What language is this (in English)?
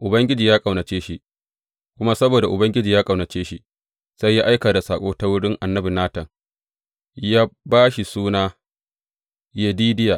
Hausa